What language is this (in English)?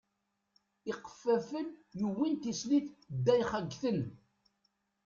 Kabyle